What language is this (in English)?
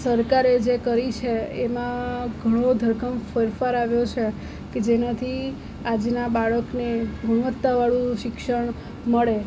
Gujarati